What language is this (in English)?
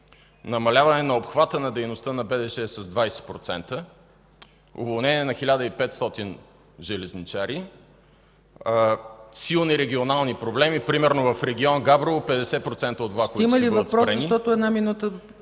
Bulgarian